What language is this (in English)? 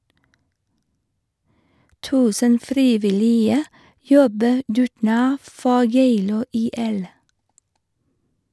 Norwegian